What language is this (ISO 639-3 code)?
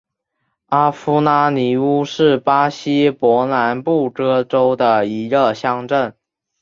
zho